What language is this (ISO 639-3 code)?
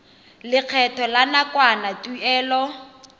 tsn